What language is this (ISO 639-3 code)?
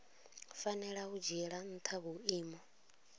ven